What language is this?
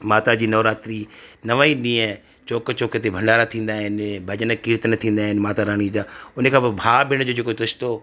Sindhi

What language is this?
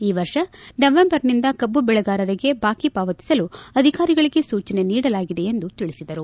Kannada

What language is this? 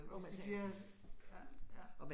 Danish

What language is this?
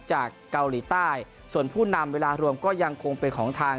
Thai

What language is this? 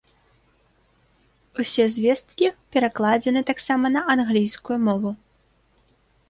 Belarusian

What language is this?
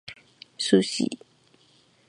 Japanese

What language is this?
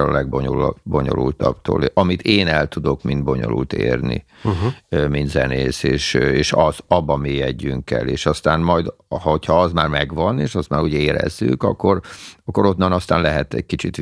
Hungarian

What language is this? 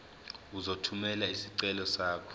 Zulu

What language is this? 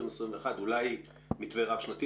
Hebrew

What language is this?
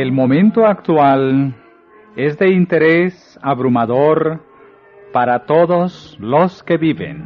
Spanish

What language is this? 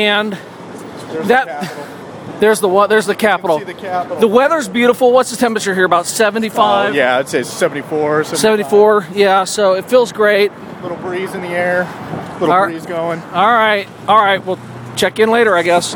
English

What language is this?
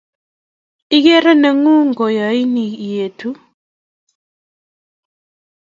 Kalenjin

